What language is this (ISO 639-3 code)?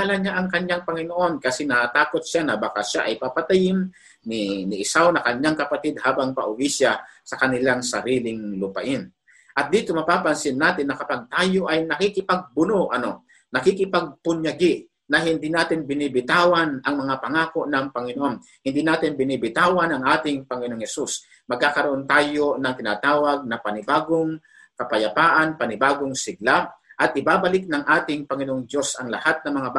fil